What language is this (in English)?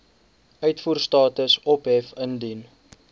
Afrikaans